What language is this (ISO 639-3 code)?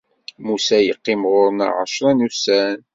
kab